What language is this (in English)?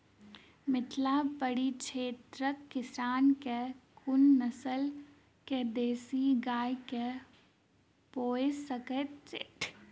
Maithili